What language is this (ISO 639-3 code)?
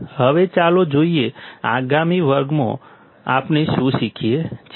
guj